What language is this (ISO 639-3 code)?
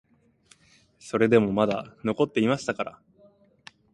jpn